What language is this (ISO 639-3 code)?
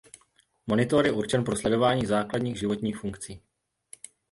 ces